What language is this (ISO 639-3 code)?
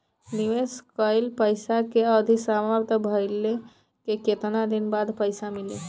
bho